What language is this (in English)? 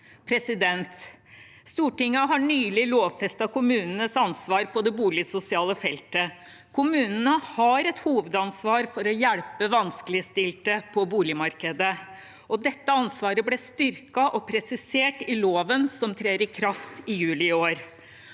Norwegian